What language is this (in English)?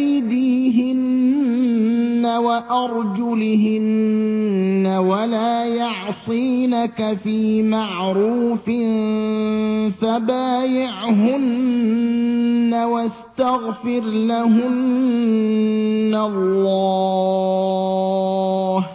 Arabic